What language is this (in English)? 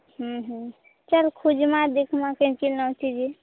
Odia